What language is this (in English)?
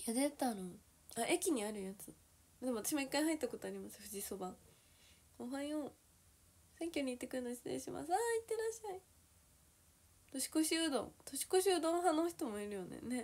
Japanese